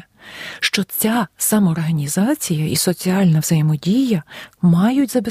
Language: Ukrainian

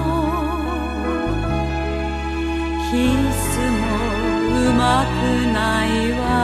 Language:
Korean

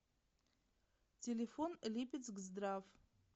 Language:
Russian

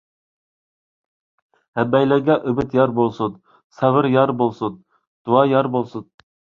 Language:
Uyghur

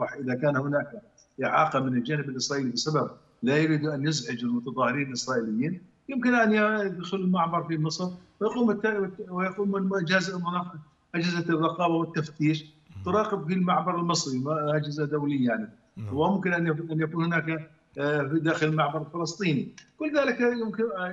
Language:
Arabic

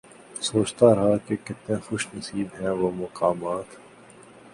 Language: Urdu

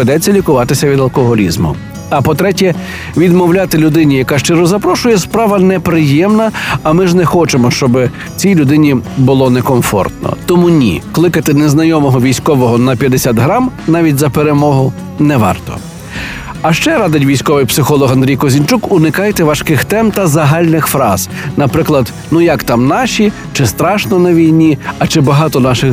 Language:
Ukrainian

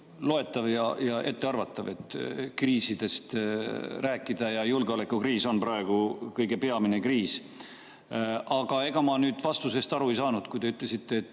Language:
Estonian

